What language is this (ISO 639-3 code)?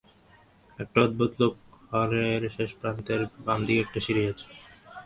ben